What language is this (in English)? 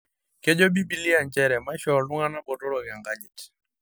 Masai